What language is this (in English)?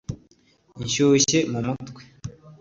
Kinyarwanda